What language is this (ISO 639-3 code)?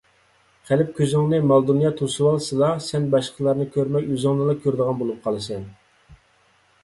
uig